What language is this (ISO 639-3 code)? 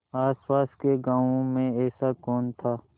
hin